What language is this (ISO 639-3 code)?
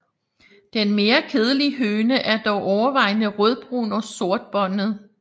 dan